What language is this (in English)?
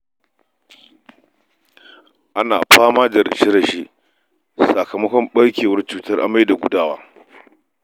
Hausa